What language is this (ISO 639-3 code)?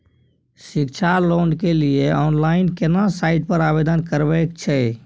mai